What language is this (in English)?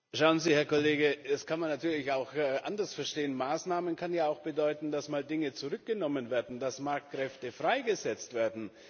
German